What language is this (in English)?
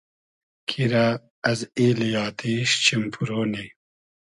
Hazaragi